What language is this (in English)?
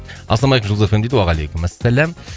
Kazakh